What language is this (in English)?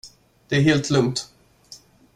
Swedish